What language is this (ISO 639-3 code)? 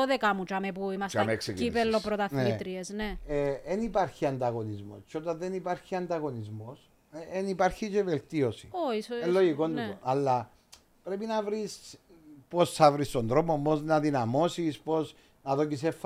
ell